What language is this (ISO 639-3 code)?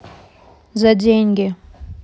rus